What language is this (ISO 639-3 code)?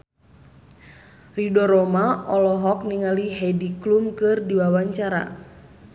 sun